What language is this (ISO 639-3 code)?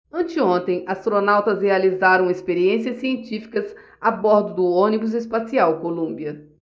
por